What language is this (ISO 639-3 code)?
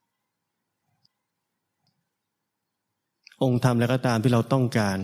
tha